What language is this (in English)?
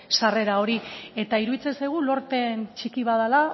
Basque